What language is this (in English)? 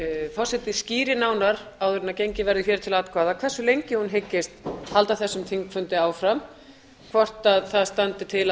Icelandic